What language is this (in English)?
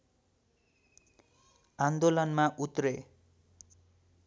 Nepali